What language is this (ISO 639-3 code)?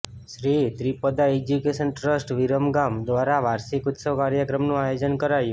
guj